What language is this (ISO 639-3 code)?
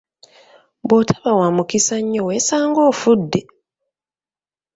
lug